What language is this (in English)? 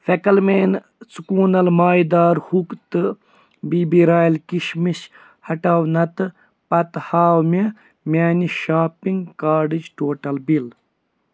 Kashmiri